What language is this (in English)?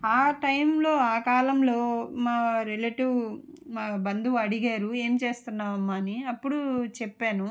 Telugu